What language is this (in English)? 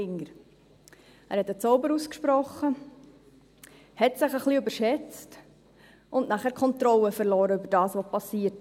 Swiss German